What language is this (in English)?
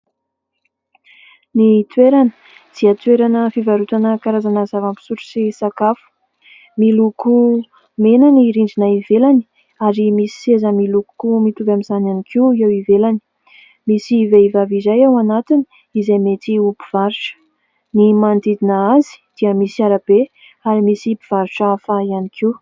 Malagasy